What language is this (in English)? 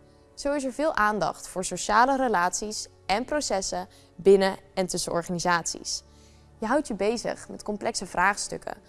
Dutch